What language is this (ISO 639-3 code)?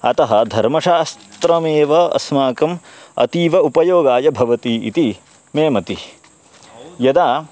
san